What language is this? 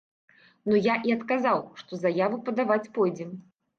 Belarusian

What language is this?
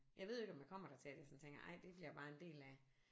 Danish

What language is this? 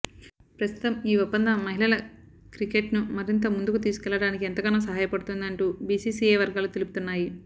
Telugu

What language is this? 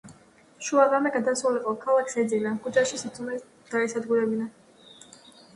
Georgian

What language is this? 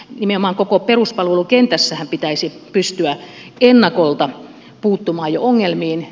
Finnish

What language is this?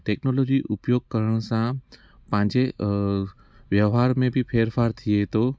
Sindhi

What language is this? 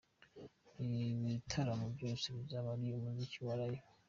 Kinyarwanda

